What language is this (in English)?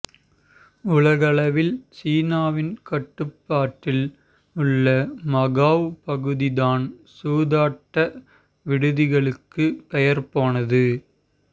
Tamil